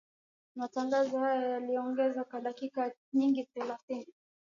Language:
Swahili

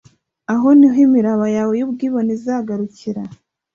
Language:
Kinyarwanda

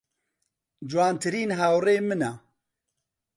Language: Central Kurdish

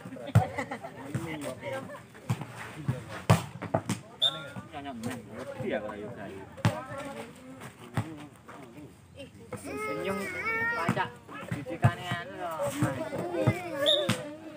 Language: Indonesian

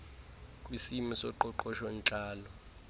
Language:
Xhosa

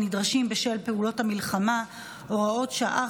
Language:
Hebrew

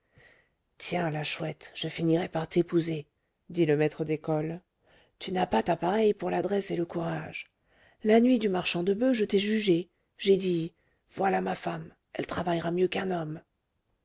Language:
French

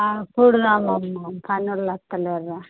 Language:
Telugu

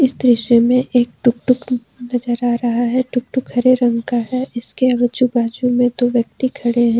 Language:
Hindi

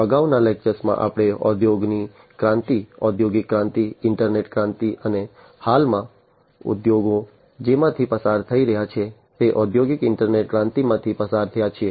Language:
Gujarati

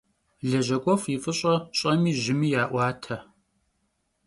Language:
Kabardian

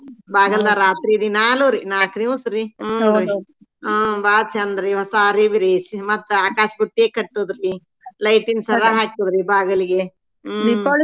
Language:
Kannada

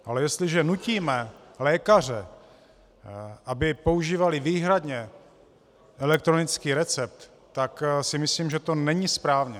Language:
Czech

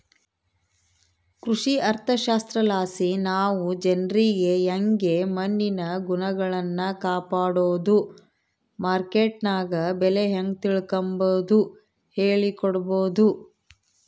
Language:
Kannada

